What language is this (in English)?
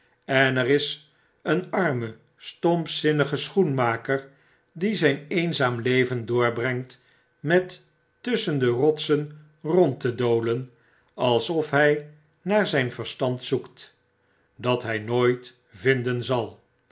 Dutch